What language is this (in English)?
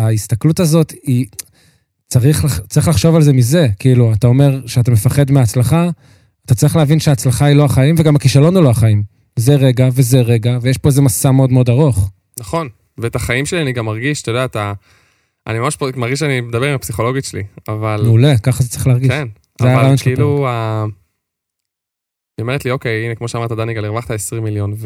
Hebrew